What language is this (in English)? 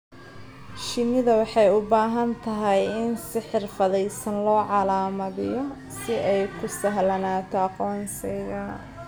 Somali